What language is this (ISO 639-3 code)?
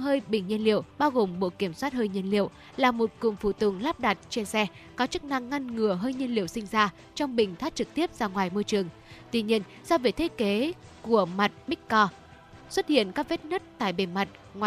vie